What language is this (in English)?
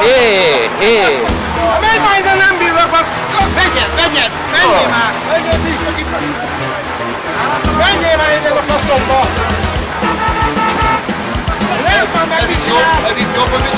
Hungarian